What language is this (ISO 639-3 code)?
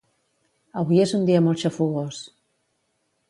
cat